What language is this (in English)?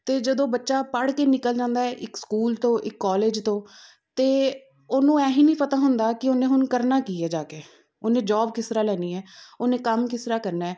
Punjabi